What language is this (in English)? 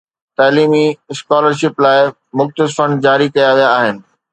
Sindhi